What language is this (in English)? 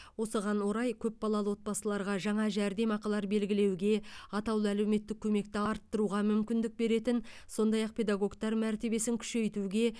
Kazakh